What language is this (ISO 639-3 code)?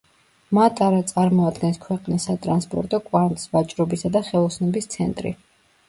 kat